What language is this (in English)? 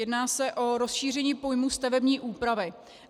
Czech